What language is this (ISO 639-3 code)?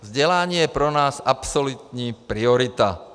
ces